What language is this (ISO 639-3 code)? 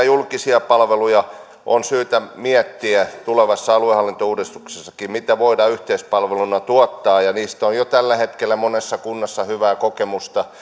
fin